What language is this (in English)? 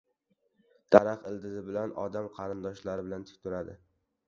Uzbek